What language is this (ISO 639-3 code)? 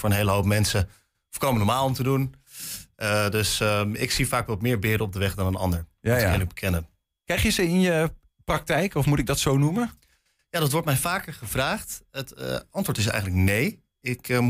nld